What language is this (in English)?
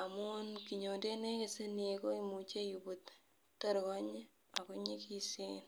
Kalenjin